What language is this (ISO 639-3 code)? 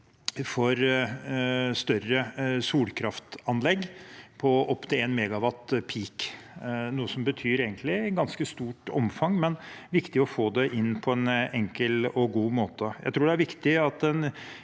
nor